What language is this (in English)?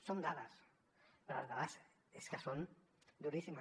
Catalan